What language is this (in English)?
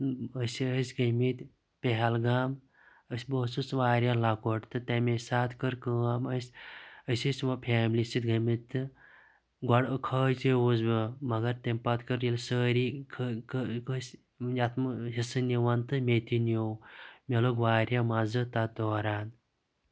Kashmiri